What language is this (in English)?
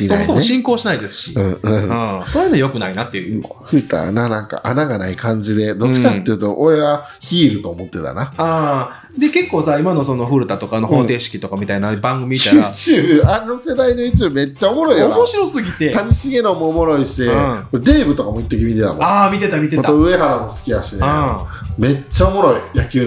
Japanese